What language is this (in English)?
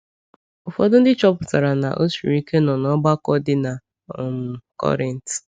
Igbo